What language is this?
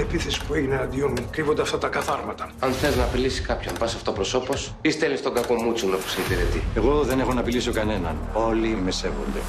Greek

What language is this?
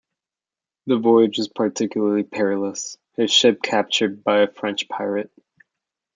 English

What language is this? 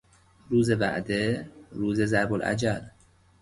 Persian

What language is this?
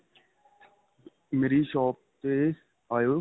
Punjabi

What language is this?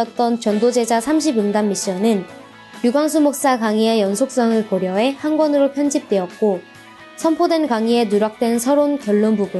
Korean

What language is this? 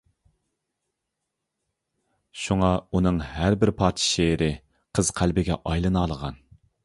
Uyghur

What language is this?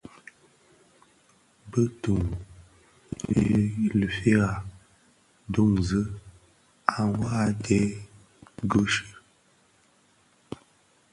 Bafia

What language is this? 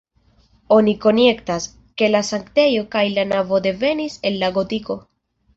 Esperanto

